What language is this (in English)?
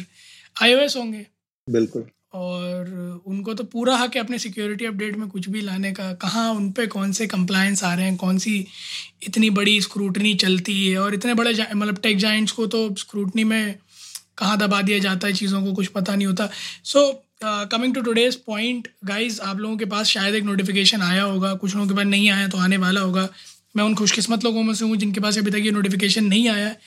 Hindi